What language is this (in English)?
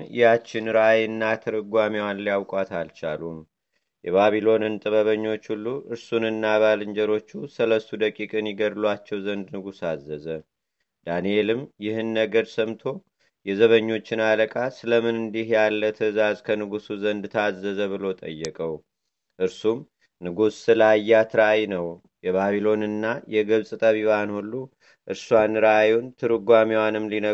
Amharic